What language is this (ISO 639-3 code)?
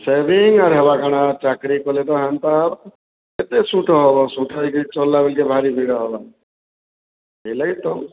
ori